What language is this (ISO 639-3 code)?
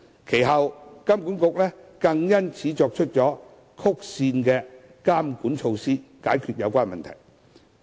yue